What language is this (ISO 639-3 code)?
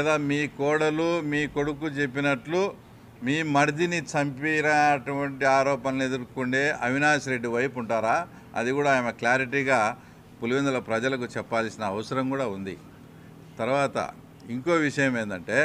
tel